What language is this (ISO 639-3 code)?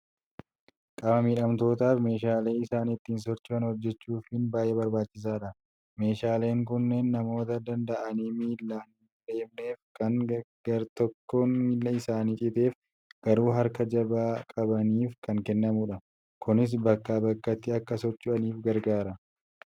orm